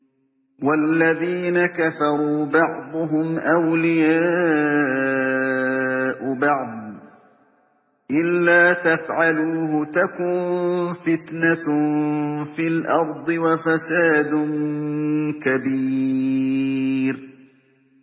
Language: Arabic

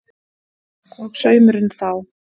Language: Icelandic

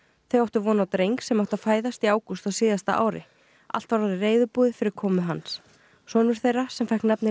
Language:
Icelandic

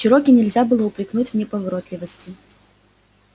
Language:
Russian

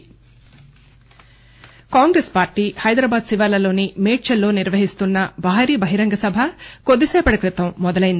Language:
Telugu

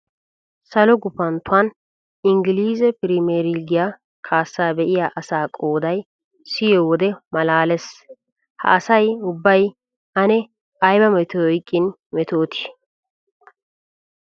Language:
Wolaytta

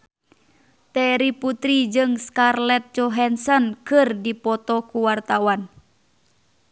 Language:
Sundanese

